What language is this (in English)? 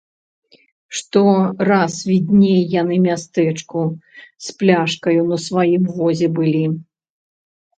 Belarusian